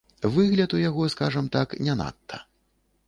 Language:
Belarusian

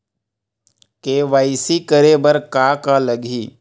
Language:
Chhattisgarhi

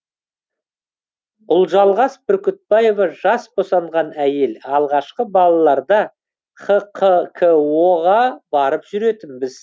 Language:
Kazakh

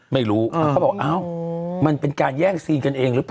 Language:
Thai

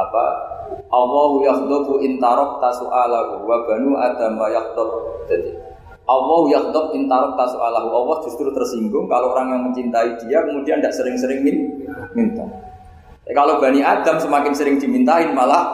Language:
Indonesian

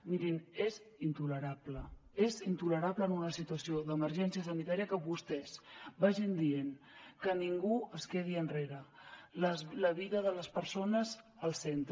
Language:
Catalan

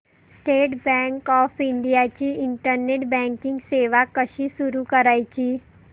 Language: Marathi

